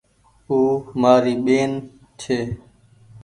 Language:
Goaria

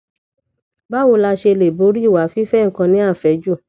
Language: Yoruba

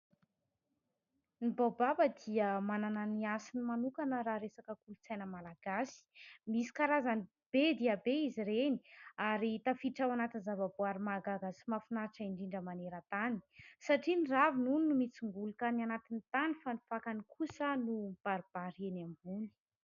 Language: Malagasy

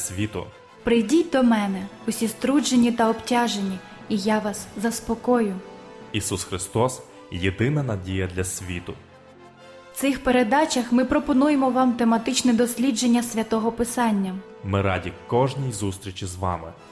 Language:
Ukrainian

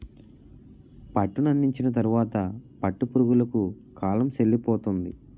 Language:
Telugu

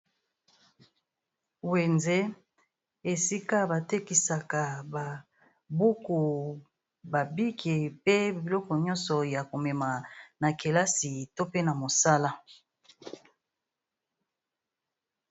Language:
Lingala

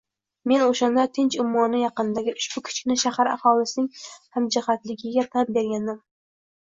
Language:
Uzbek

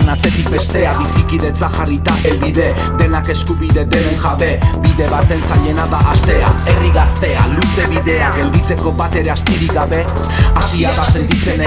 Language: Italian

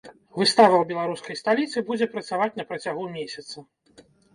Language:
Belarusian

